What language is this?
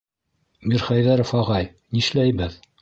Bashkir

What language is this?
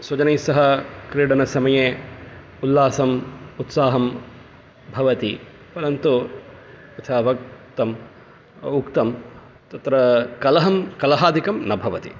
Sanskrit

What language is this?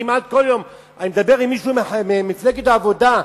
Hebrew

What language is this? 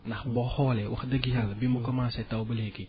Wolof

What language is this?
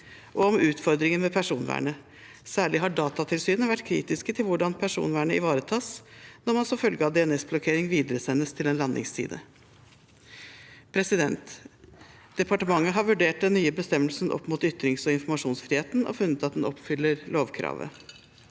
Norwegian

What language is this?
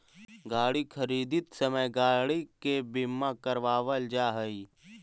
Magahi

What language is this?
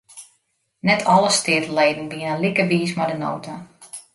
Western Frisian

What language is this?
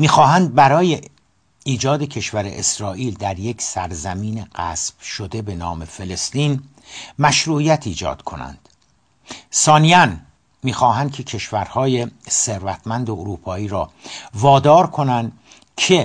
Persian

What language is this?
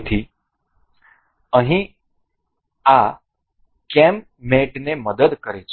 Gujarati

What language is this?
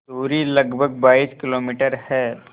Hindi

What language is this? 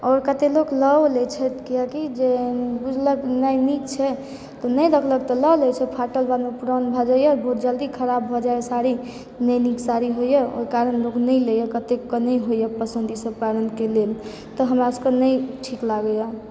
Maithili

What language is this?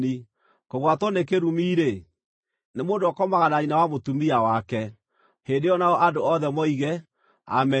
Kikuyu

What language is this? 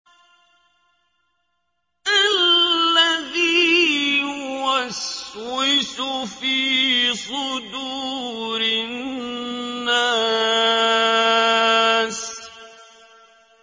Arabic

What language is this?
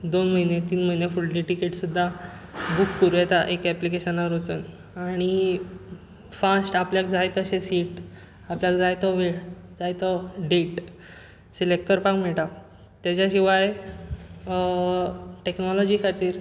Konkani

